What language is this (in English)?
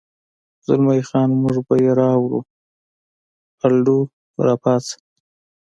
Pashto